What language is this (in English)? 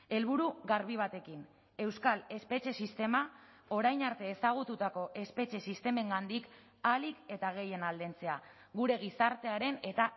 Basque